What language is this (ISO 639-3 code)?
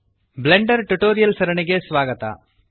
kan